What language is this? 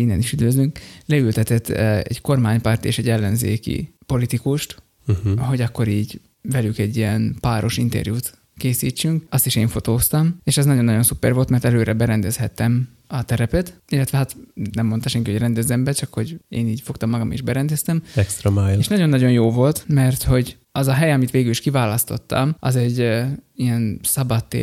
Hungarian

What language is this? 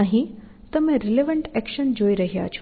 Gujarati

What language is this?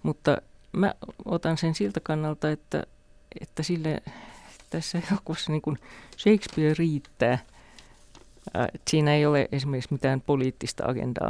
Finnish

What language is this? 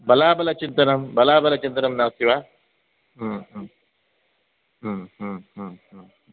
Sanskrit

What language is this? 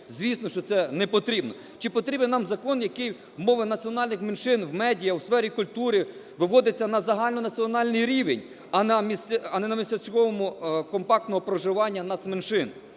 Ukrainian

